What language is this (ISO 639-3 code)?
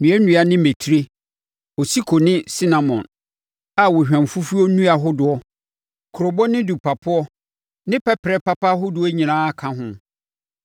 aka